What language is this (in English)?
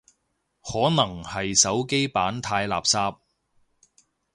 Cantonese